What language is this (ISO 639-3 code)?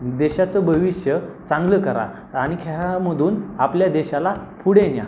mar